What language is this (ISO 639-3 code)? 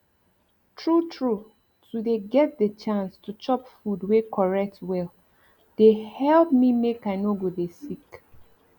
pcm